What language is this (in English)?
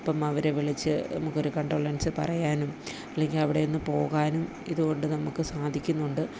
Malayalam